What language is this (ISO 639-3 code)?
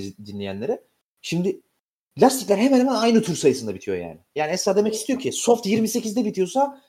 tur